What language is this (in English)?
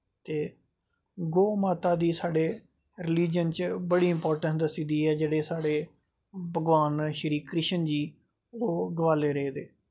Dogri